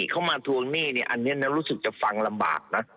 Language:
Thai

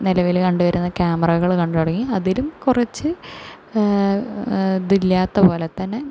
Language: Malayalam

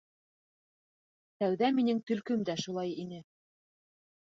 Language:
Bashkir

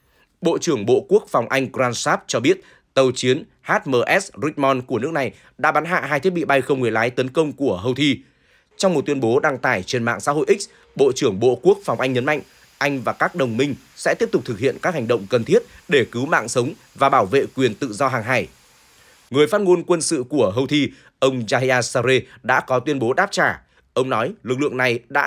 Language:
Vietnamese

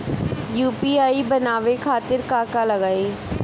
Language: Bhojpuri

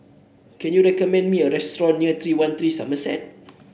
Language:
English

